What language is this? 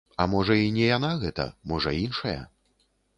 Belarusian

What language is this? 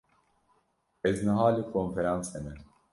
Kurdish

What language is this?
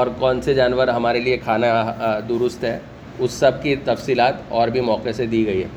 Urdu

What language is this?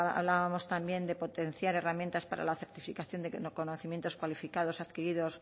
Spanish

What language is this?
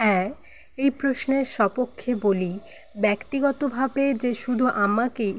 Bangla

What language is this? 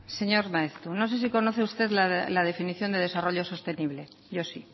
Spanish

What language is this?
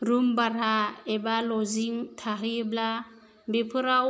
Bodo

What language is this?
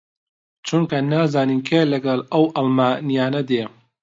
Central Kurdish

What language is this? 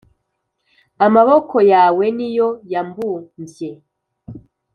Kinyarwanda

